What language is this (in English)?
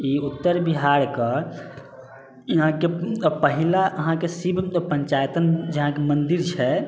Maithili